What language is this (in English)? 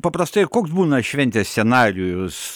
Lithuanian